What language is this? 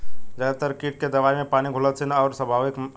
Bhojpuri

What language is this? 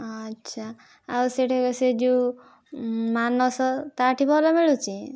Odia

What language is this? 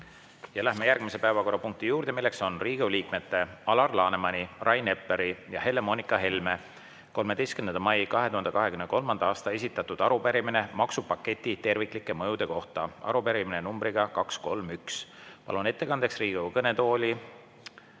Estonian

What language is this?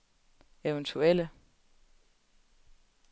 Danish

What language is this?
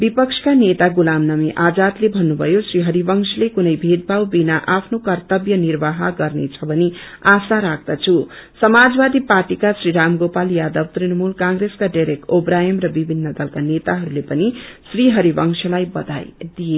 Nepali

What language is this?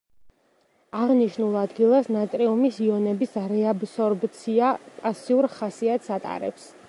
Georgian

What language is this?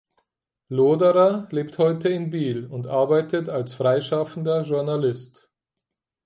German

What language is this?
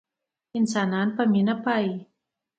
Pashto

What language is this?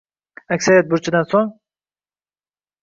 Uzbek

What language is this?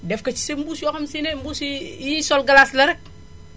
Wolof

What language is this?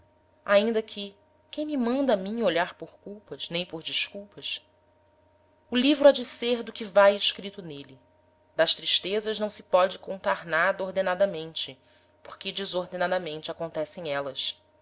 Portuguese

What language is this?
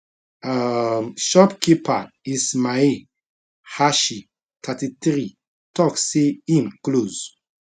Nigerian Pidgin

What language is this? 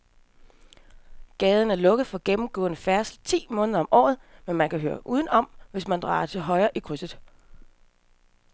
Danish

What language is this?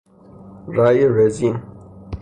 Persian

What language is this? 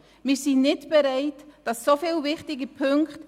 Swiss German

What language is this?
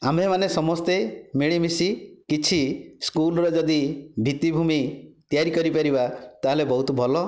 Odia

